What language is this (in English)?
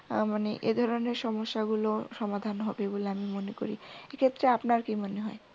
Bangla